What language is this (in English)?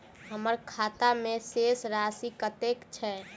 Maithili